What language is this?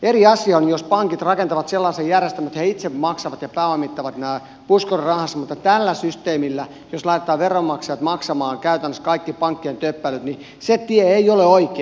Finnish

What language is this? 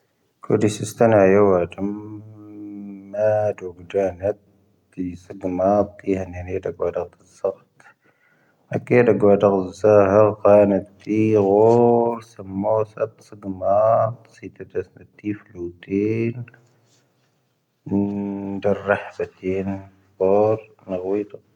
Tahaggart Tamahaq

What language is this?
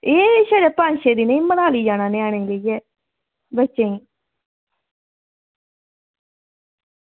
Dogri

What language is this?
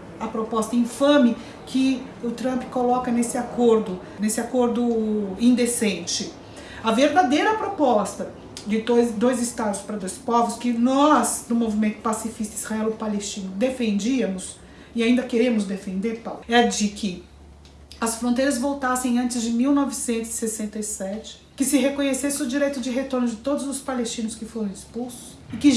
Portuguese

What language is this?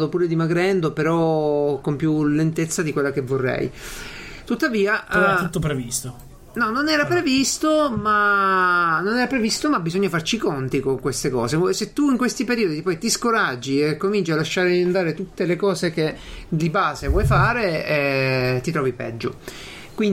Italian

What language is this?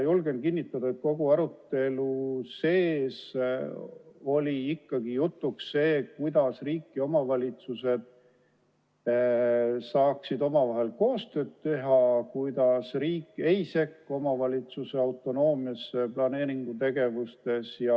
Estonian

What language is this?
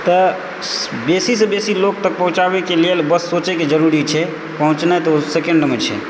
Maithili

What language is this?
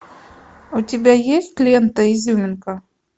Russian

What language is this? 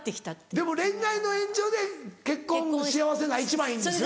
Japanese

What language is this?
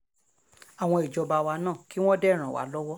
Yoruba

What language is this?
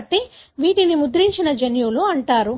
Telugu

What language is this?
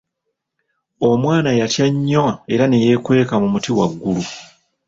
Ganda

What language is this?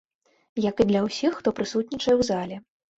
Belarusian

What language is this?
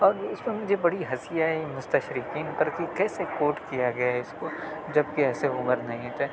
Urdu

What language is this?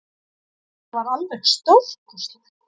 Icelandic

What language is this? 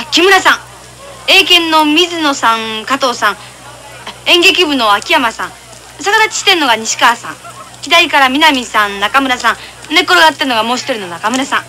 Japanese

